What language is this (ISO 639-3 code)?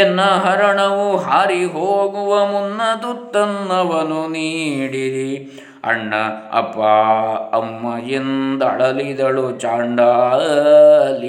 kan